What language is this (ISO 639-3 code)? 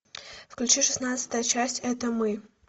rus